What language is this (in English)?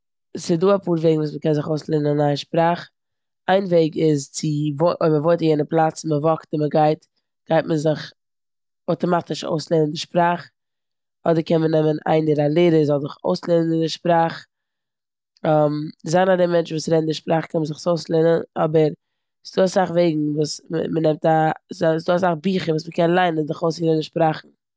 Yiddish